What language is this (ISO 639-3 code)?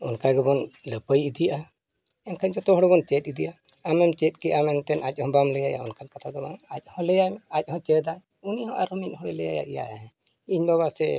sat